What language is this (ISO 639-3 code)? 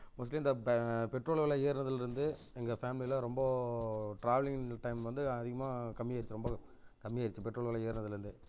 tam